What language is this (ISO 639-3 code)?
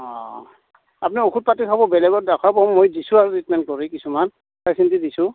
asm